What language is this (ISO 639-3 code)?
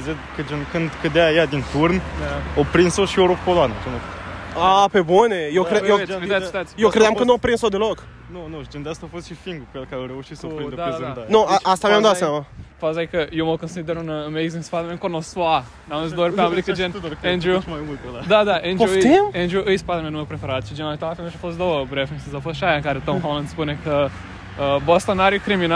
ron